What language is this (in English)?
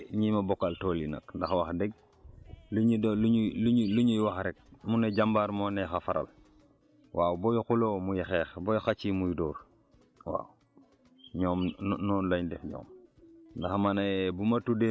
Wolof